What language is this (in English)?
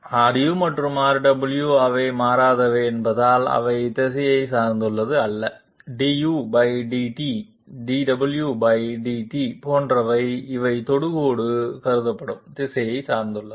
Tamil